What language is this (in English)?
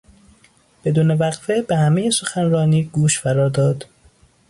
Persian